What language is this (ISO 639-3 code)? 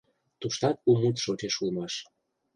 chm